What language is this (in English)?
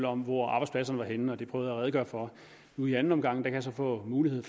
Danish